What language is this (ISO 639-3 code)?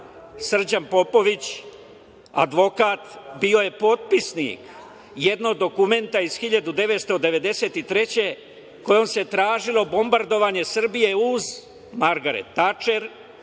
srp